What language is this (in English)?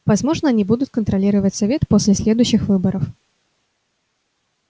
Russian